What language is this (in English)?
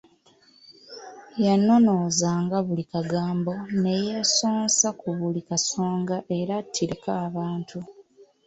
Ganda